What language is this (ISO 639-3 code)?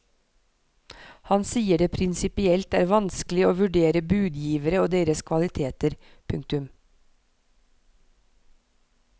nor